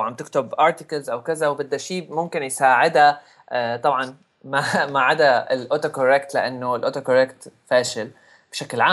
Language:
Arabic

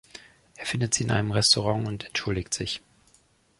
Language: German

